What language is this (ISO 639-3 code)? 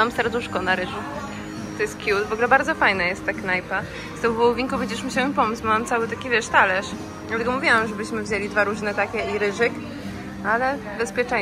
pol